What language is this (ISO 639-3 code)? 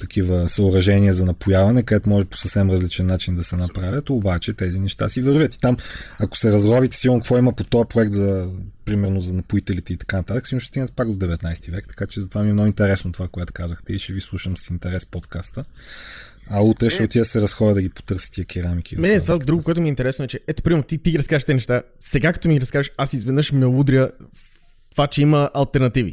bul